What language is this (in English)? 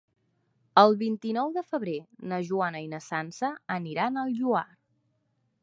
Catalan